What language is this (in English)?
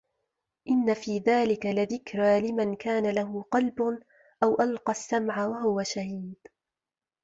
Arabic